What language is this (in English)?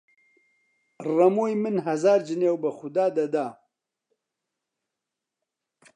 Central Kurdish